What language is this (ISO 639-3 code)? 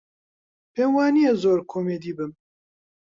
ckb